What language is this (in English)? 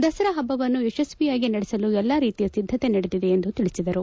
Kannada